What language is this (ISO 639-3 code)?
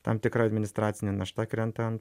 lit